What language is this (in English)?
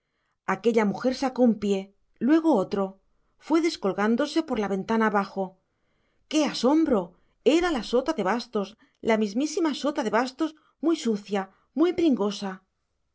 Spanish